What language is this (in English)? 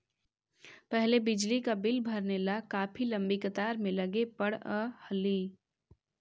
Magahi